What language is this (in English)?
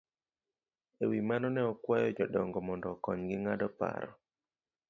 Luo (Kenya and Tanzania)